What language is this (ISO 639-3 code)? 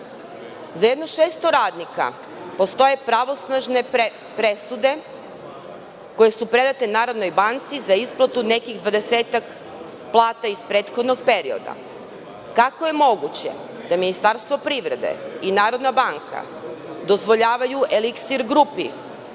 srp